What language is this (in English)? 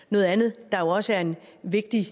Danish